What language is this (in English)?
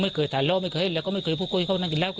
Thai